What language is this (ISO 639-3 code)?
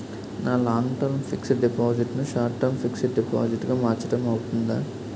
tel